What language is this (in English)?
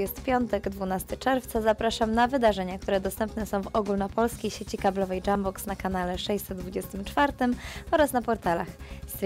Polish